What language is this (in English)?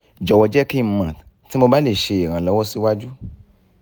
Yoruba